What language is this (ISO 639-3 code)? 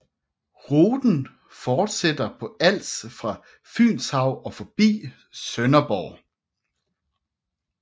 dan